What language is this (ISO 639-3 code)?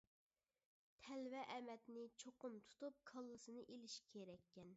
uig